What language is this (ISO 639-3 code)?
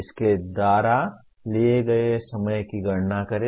hin